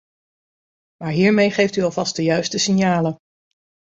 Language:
Dutch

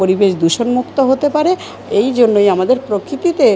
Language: Bangla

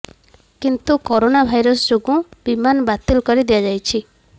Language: Odia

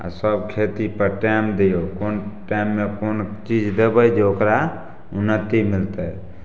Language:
Maithili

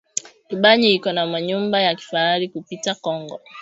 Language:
Swahili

